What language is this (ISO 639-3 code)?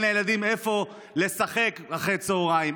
heb